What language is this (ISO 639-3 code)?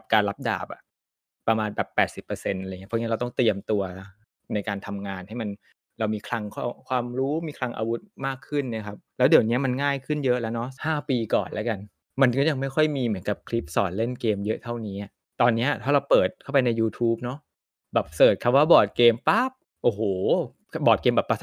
tha